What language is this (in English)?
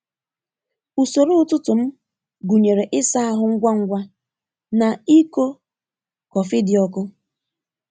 Igbo